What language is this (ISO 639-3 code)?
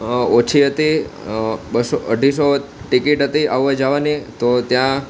guj